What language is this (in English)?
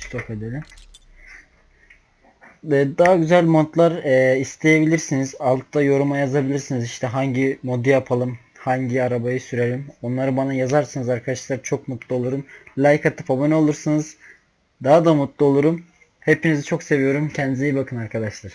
Turkish